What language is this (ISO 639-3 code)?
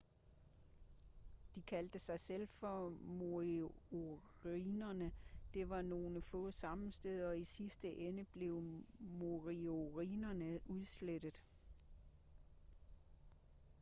dan